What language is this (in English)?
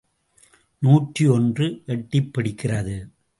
Tamil